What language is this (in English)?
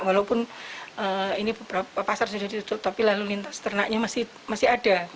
Indonesian